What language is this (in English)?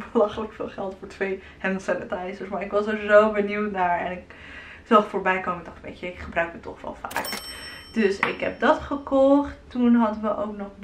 Dutch